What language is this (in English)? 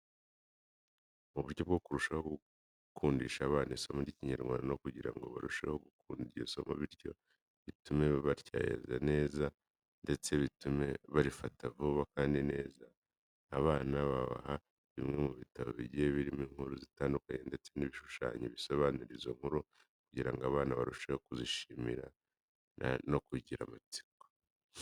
Kinyarwanda